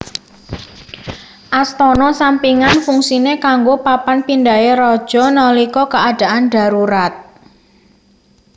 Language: Javanese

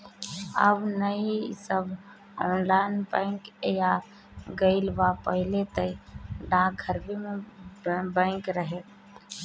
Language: Bhojpuri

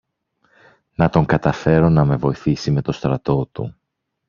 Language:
Greek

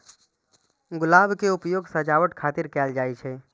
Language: Maithili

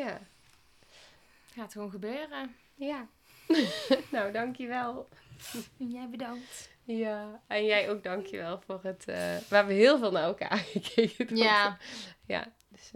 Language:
Dutch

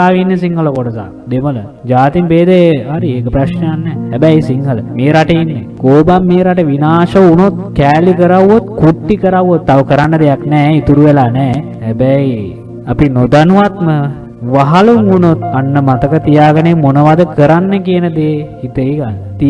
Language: Sinhala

